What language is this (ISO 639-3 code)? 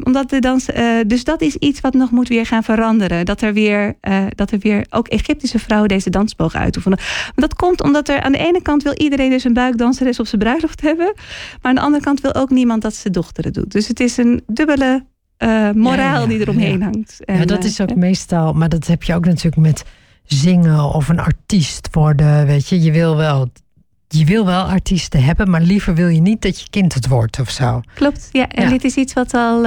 nld